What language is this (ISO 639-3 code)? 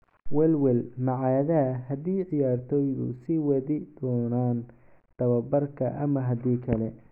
som